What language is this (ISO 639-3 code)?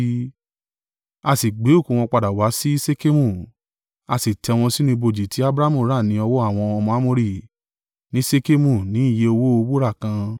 yor